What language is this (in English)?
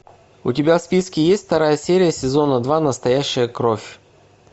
Russian